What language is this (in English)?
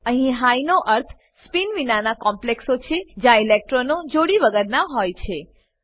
Gujarati